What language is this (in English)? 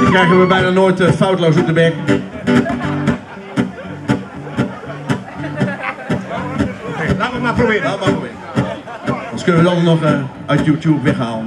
Dutch